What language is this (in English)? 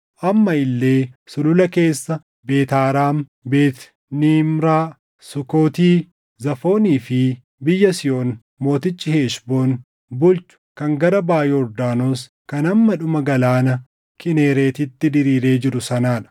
Oromo